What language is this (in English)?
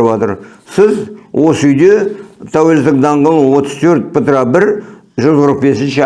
Turkish